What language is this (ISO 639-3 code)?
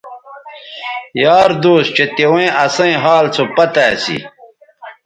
btv